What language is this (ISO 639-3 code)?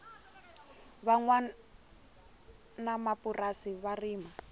tso